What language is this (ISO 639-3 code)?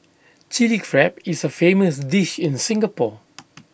eng